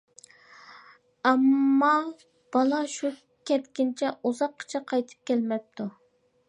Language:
Uyghur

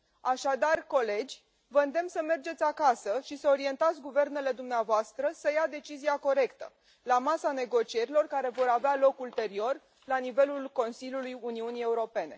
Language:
Romanian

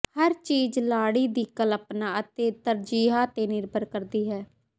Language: Punjabi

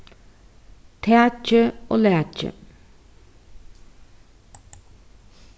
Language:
Faroese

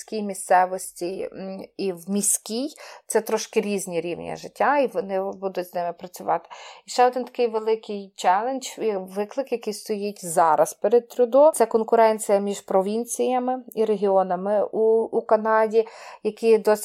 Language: Ukrainian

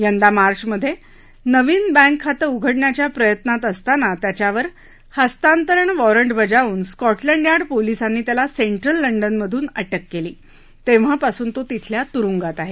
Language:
Marathi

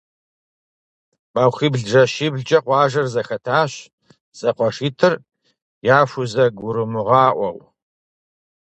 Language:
Kabardian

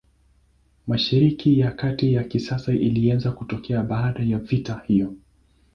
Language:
Swahili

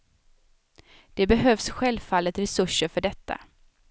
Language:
Swedish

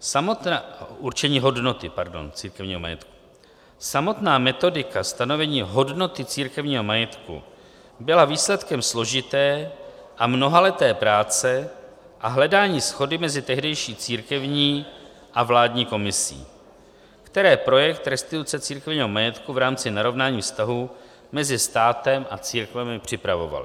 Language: Czech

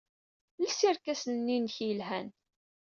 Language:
Kabyle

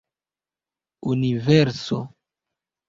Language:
Esperanto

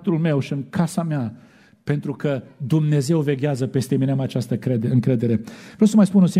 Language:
Romanian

